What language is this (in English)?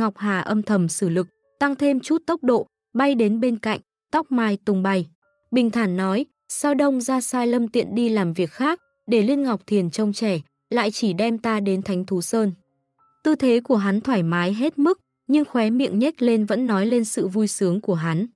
Vietnamese